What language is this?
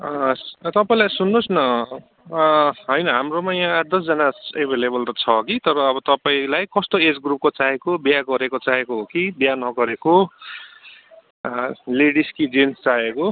Nepali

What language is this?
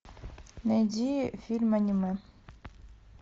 Russian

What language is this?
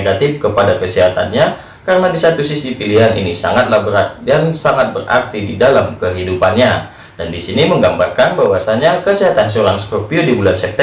Indonesian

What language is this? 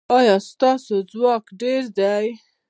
Pashto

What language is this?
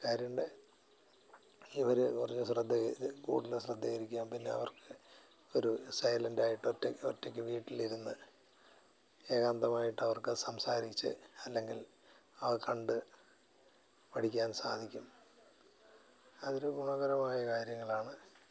Malayalam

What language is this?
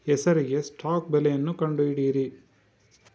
Kannada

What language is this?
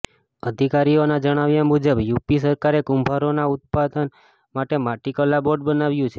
Gujarati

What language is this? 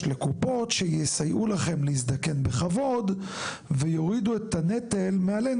Hebrew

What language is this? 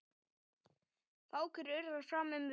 Icelandic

